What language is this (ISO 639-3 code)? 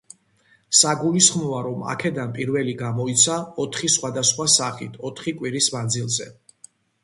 kat